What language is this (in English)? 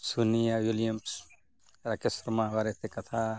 Santali